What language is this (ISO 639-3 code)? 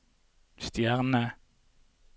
nor